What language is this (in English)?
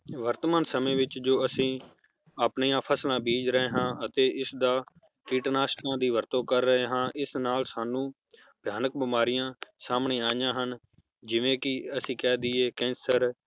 Punjabi